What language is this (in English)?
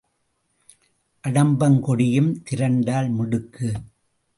Tamil